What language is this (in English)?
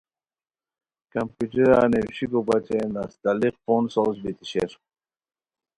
Khowar